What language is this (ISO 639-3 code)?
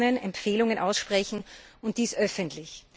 deu